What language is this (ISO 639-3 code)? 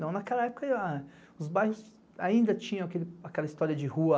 por